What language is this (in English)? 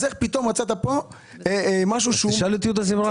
Hebrew